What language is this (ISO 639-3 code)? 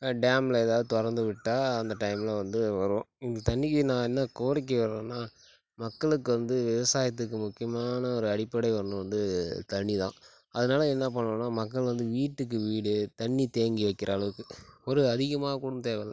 tam